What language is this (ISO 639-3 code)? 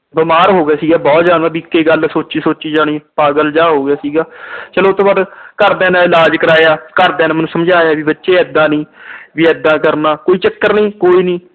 pan